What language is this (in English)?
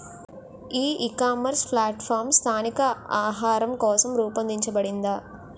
Telugu